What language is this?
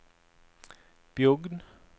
Norwegian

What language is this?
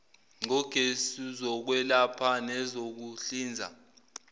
Zulu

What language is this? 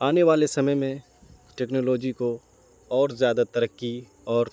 Urdu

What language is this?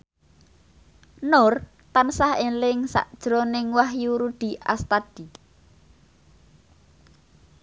Javanese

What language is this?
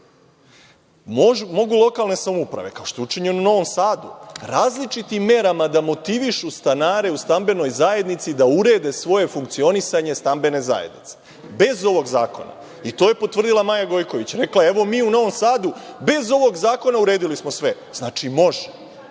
Serbian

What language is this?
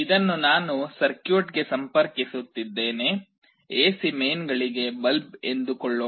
Kannada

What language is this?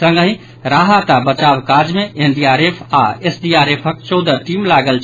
Maithili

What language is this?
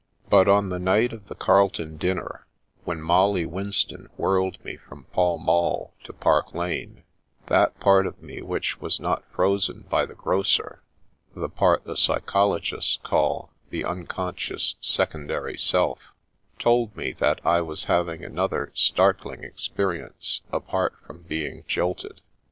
English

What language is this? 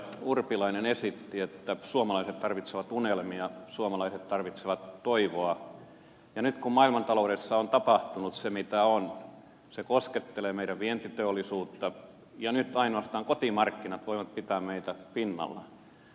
Finnish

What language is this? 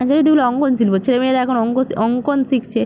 Bangla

